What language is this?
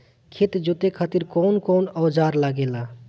Bhojpuri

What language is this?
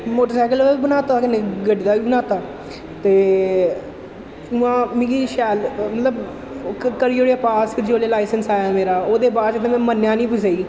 Dogri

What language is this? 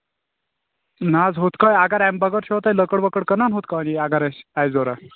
Kashmiri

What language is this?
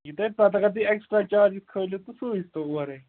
Kashmiri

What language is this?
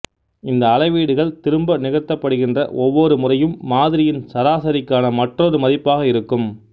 Tamil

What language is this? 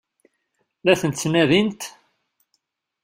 Kabyle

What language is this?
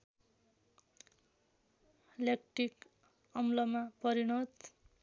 Nepali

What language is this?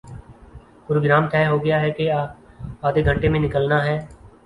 Urdu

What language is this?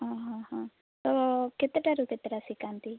Odia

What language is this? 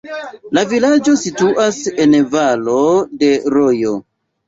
Esperanto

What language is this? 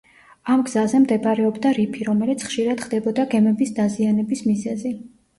Georgian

